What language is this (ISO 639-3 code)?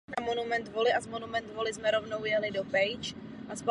ces